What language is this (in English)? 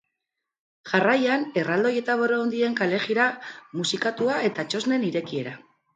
Basque